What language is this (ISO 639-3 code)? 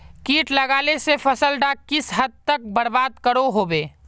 mag